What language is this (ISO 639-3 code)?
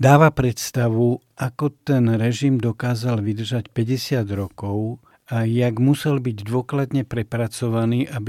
slk